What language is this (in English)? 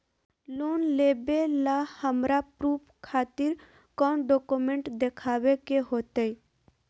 Magahi